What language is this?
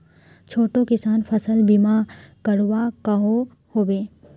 Magahi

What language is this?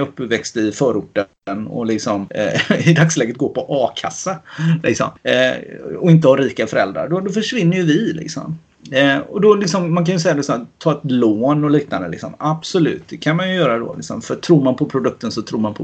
Swedish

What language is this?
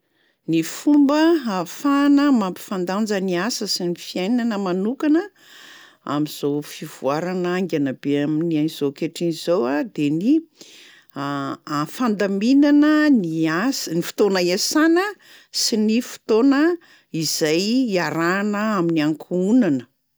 Malagasy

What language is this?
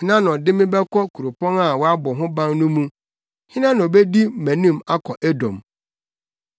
Akan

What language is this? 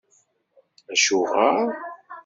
Kabyle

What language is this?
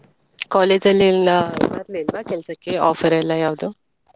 Kannada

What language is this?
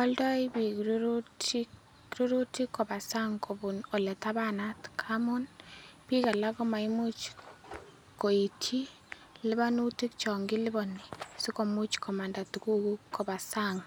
Kalenjin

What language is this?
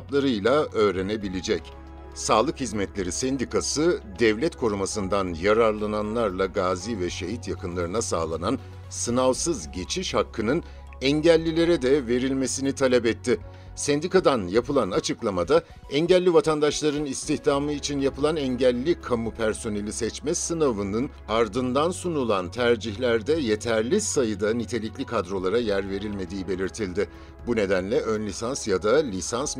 Turkish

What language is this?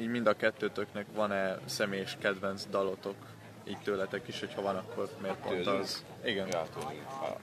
Hungarian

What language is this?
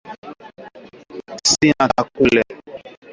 Swahili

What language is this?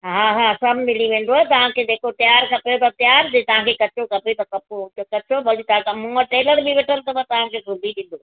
Sindhi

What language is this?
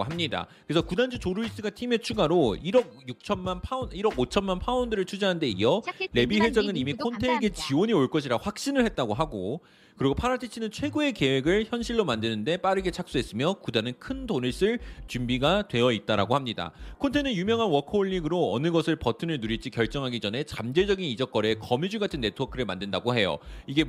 Korean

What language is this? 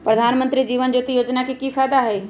Magahi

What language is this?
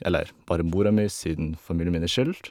Norwegian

